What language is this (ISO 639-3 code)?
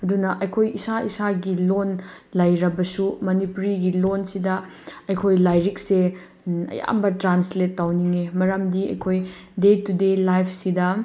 mni